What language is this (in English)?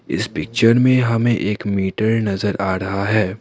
Hindi